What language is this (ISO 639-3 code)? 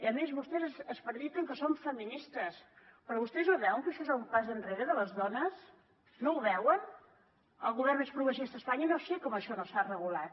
cat